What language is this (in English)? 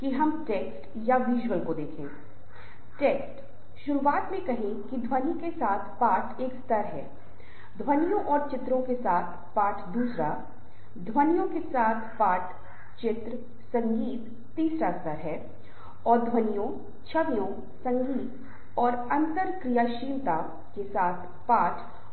Hindi